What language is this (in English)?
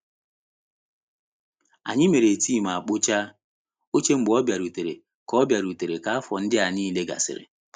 Igbo